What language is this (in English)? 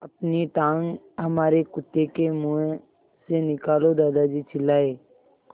Hindi